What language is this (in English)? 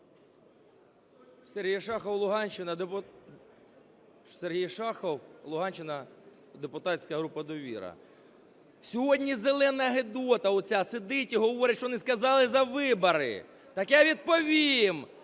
Ukrainian